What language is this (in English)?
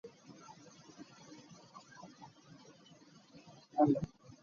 Ganda